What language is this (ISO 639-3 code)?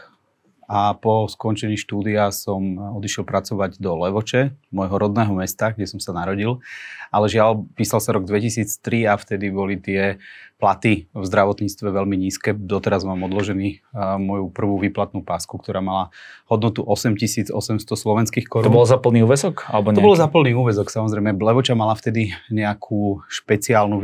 slk